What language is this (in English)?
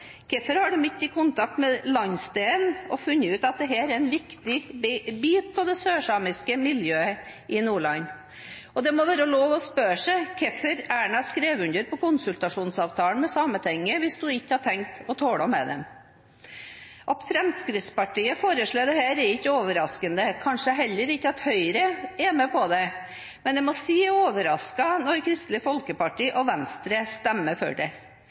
Norwegian Bokmål